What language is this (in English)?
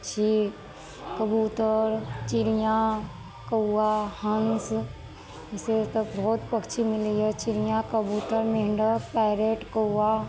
Maithili